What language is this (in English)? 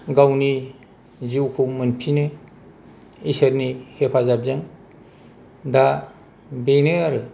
Bodo